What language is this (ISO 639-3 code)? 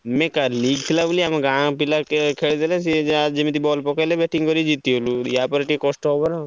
ori